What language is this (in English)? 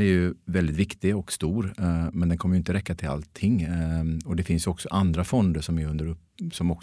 Swedish